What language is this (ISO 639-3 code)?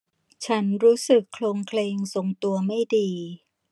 tha